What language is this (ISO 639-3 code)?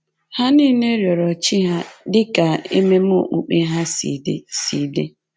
ibo